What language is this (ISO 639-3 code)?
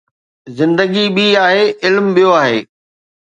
snd